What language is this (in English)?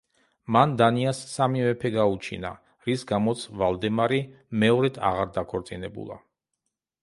Georgian